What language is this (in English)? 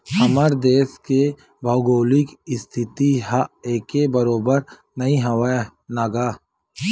Chhattisgarhi